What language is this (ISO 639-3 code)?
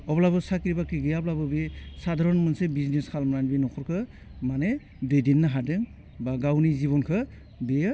brx